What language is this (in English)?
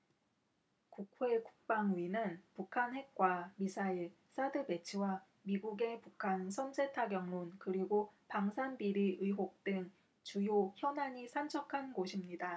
Korean